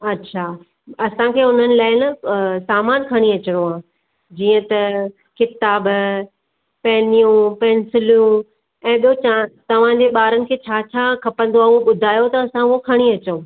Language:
Sindhi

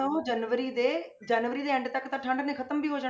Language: Punjabi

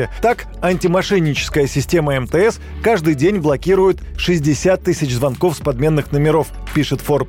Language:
Russian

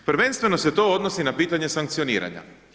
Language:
Croatian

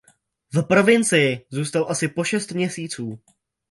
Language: Czech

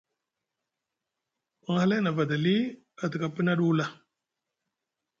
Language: Musgu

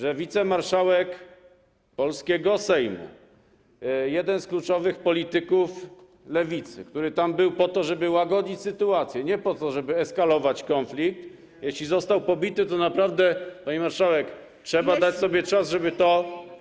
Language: Polish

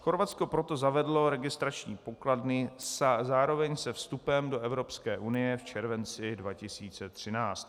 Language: Czech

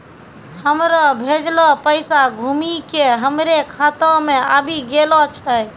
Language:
Maithili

